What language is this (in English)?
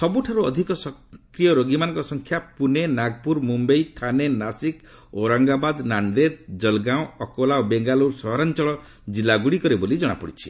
Odia